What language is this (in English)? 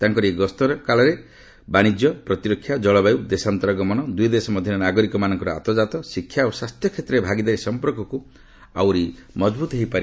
Odia